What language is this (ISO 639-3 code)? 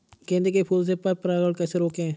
hin